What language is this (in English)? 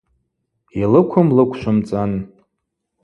Abaza